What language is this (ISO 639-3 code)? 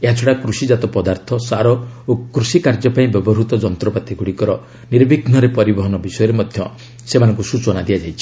ori